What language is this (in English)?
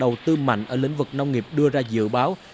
Vietnamese